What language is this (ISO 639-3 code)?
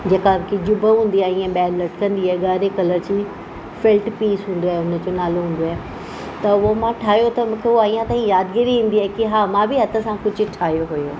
snd